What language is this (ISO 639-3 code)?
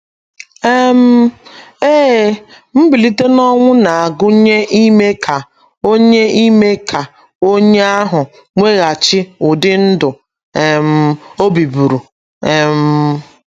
ibo